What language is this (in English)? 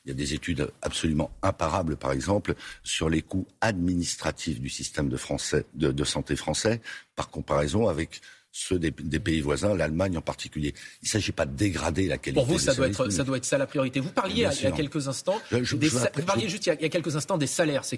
French